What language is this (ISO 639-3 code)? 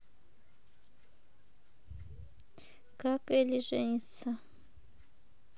rus